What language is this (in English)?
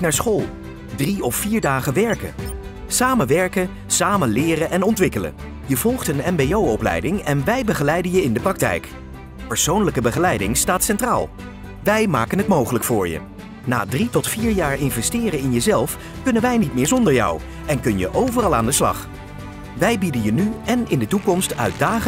Dutch